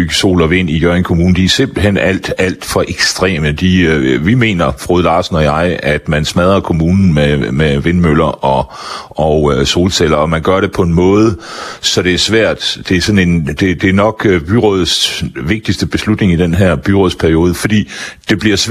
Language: Danish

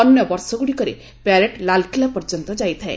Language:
Odia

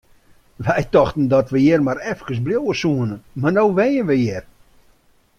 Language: Western Frisian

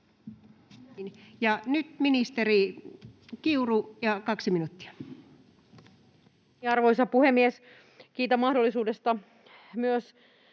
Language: Finnish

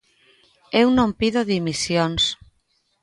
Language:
Galician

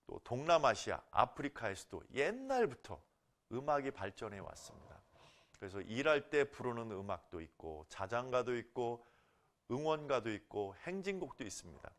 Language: Korean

